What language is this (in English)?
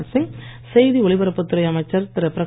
Tamil